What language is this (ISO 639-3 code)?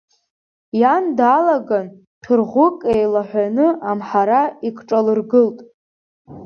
abk